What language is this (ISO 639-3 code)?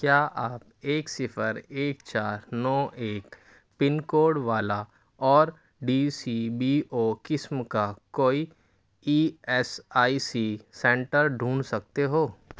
urd